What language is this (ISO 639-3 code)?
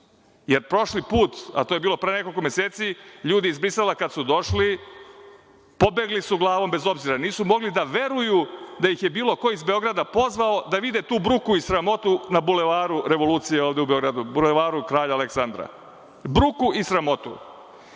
srp